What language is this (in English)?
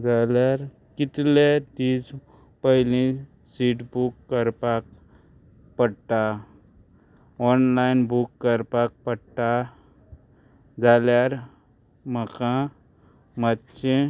Konkani